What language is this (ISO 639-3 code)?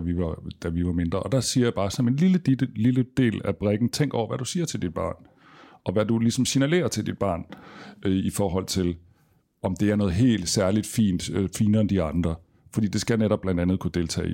dan